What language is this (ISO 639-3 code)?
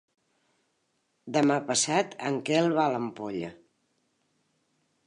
cat